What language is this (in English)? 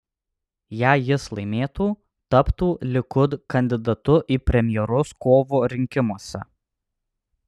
Lithuanian